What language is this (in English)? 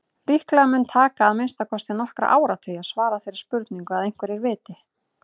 Icelandic